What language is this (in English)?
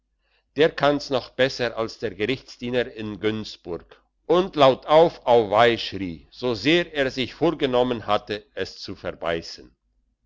German